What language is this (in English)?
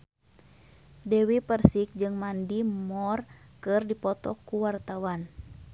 Sundanese